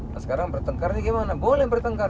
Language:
Indonesian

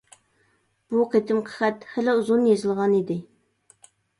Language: Uyghur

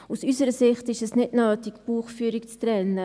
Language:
Swiss German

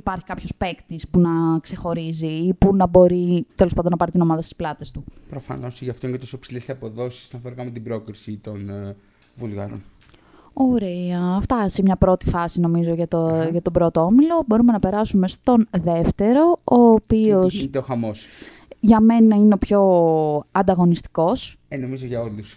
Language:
Greek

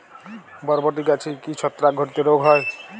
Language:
Bangla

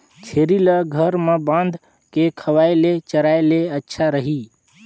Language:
Chhattisgarhi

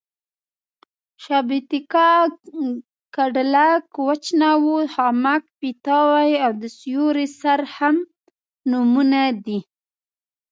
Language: Pashto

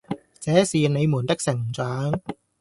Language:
Cantonese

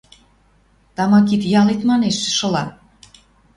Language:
Western Mari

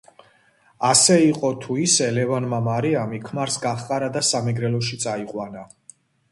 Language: Georgian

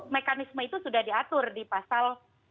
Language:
Indonesian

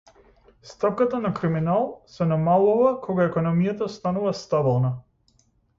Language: Macedonian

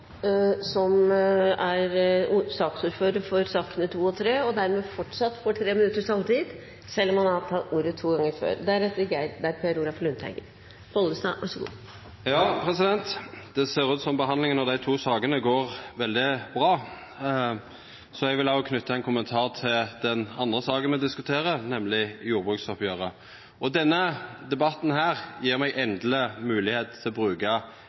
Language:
Norwegian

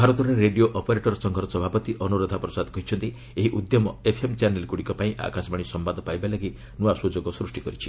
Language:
Odia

